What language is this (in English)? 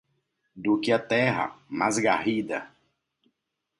Portuguese